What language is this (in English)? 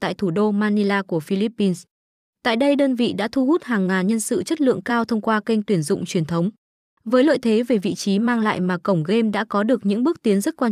Vietnamese